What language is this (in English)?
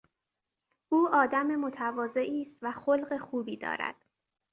Persian